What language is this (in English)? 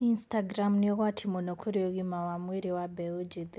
Kikuyu